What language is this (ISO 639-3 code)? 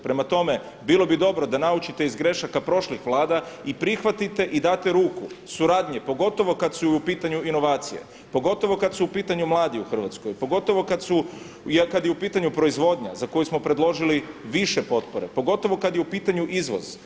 hrv